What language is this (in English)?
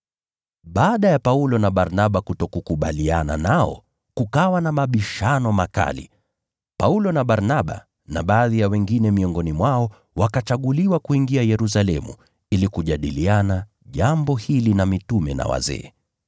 Swahili